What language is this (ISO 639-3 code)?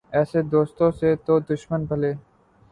urd